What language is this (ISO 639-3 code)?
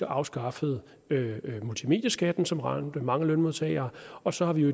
dan